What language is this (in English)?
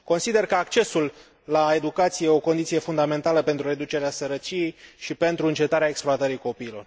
Romanian